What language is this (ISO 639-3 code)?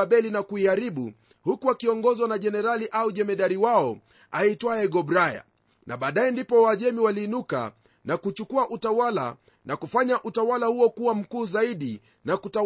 swa